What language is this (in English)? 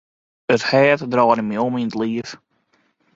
Western Frisian